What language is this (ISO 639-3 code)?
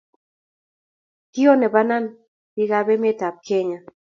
kln